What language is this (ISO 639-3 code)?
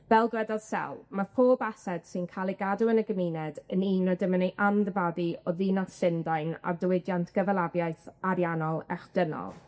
cym